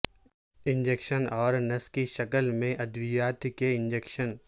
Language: Urdu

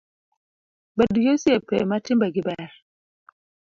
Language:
Luo (Kenya and Tanzania)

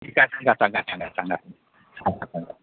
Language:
Marathi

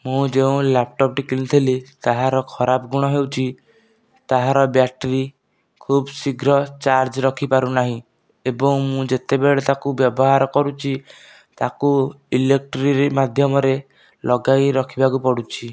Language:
Odia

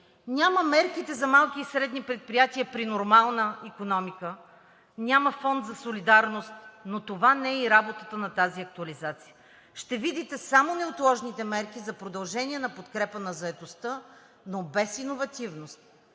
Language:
Bulgarian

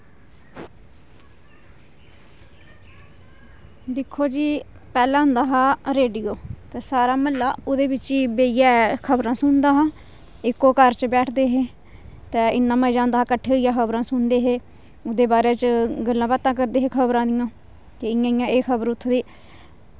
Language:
Dogri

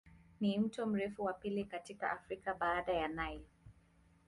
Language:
Swahili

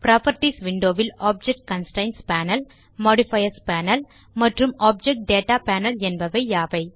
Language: Tamil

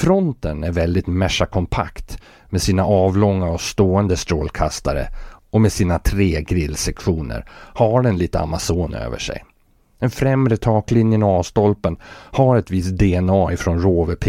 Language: Swedish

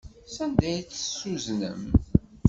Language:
Kabyle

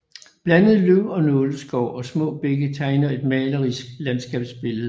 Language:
Danish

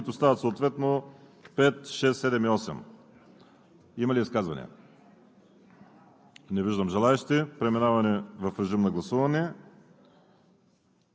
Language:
Bulgarian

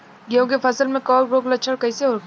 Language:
Bhojpuri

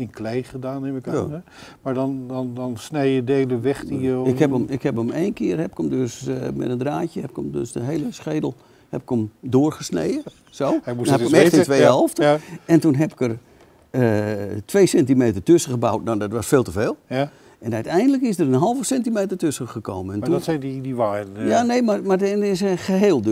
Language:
Dutch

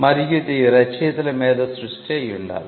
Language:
Telugu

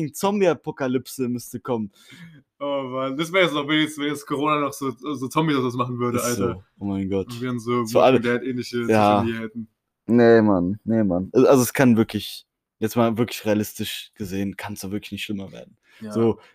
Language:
German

